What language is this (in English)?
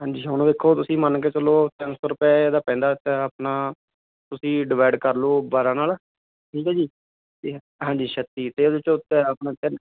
Punjabi